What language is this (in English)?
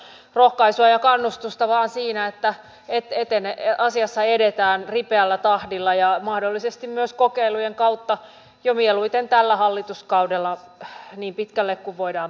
Finnish